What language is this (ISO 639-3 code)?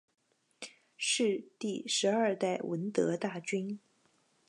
zho